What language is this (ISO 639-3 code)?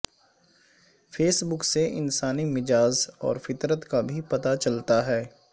urd